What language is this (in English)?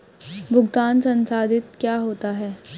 Hindi